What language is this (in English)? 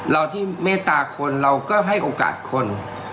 Thai